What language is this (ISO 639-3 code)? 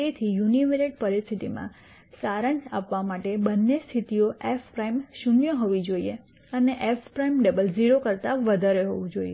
guj